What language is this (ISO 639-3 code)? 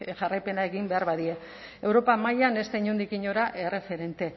eus